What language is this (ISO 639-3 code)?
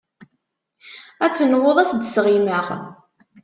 kab